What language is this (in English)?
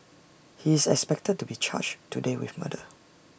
English